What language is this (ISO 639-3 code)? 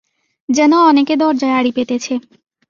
ben